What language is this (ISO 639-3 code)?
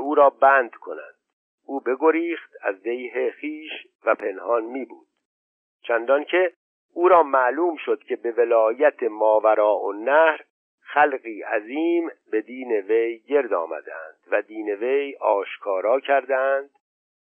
fas